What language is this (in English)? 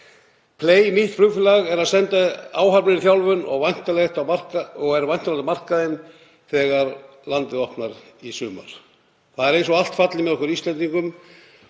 Icelandic